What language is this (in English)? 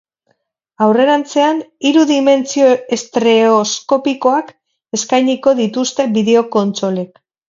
Basque